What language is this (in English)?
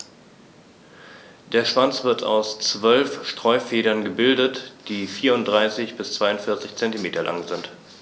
German